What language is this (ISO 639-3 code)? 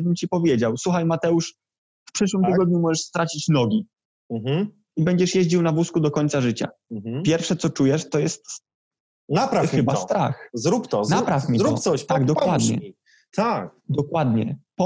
pol